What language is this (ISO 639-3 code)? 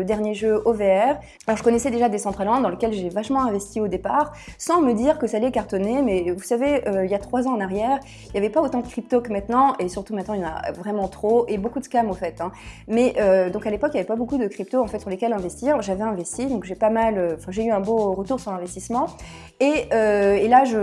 fra